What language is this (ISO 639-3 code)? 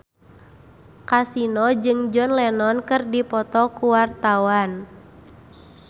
sun